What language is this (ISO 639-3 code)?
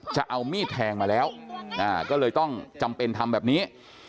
tha